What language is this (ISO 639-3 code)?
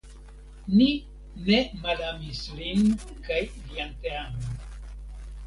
epo